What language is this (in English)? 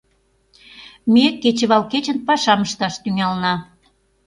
Mari